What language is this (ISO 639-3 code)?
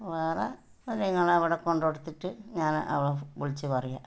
mal